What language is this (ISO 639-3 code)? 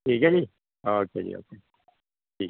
pan